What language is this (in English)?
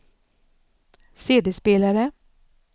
Swedish